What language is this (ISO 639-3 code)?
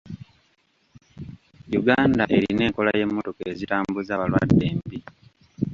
lug